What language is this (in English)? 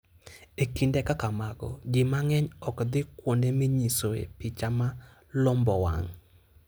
Luo (Kenya and Tanzania)